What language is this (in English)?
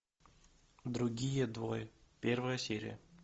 Russian